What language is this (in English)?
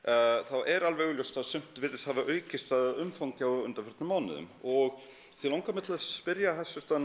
Icelandic